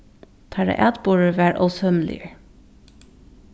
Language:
Faroese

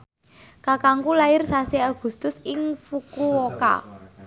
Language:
Javanese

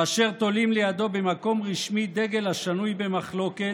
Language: Hebrew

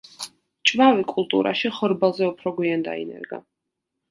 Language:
Georgian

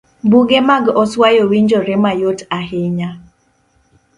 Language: Luo (Kenya and Tanzania)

